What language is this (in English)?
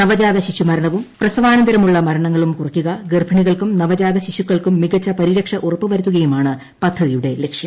Malayalam